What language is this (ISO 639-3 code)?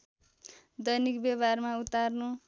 nep